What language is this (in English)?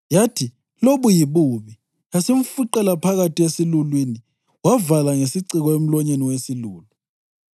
North Ndebele